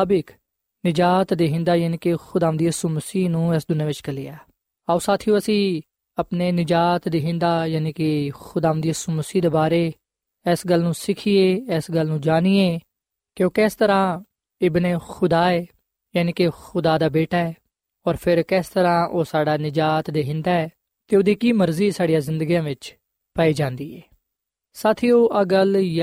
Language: Punjabi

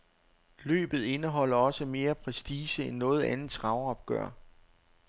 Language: Danish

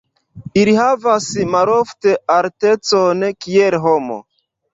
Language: Esperanto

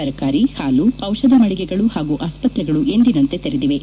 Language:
Kannada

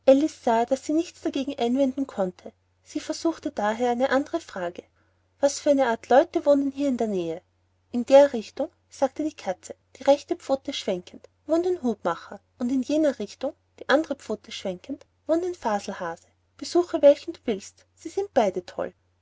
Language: German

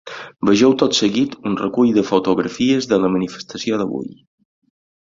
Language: Catalan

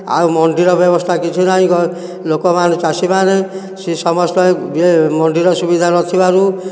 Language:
Odia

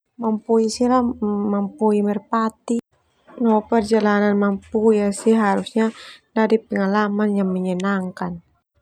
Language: Termanu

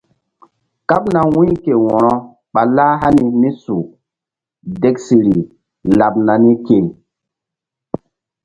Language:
Mbum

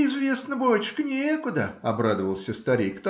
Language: Russian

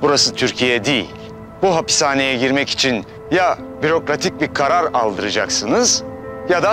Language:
Turkish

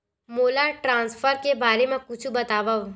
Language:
Chhattisgarhi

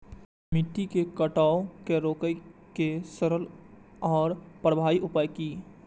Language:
Maithili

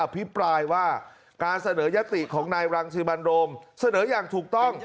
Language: Thai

